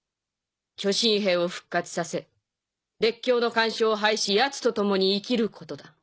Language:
Japanese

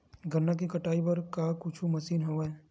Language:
Chhattisgarhi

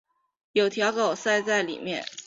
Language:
Chinese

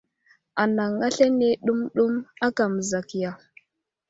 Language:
Wuzlam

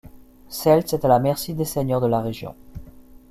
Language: French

